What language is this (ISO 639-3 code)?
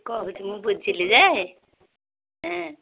ori